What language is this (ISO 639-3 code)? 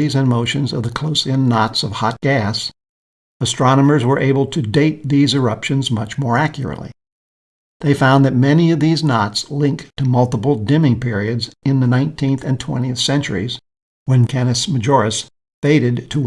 eng